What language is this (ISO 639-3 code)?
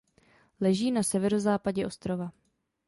ces